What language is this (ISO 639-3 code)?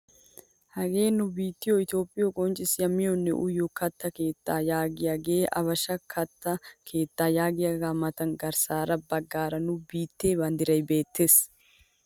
wal